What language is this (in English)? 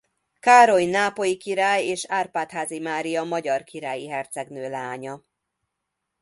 Hungarian